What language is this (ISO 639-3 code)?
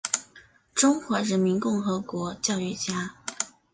zho